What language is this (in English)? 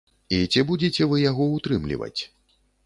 Belarusian